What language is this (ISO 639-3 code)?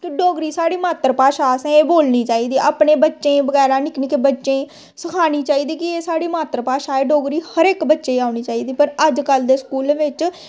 doi